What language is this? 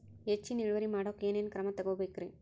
Kannada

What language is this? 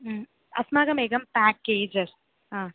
Sanskrit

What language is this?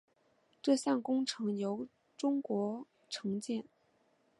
Chinese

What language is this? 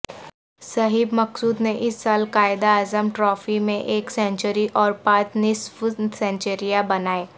Urdu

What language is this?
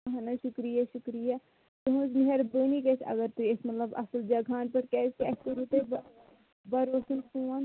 Kashmiri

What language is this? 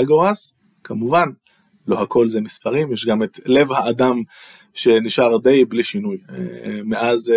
Hebrew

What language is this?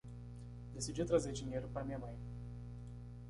Portuguese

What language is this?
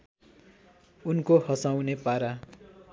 Nepali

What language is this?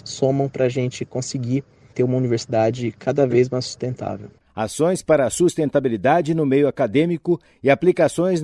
Portuguese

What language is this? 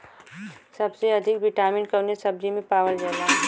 Bhojpuri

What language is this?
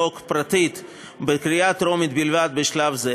Hebrew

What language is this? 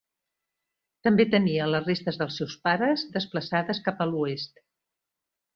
Catalan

